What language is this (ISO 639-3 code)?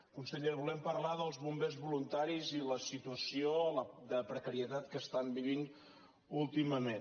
cat